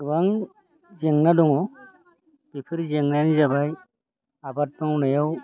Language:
Bodo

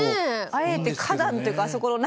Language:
Japanese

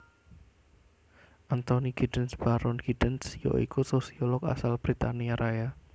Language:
Javanese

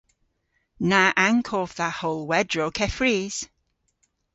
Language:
Cornish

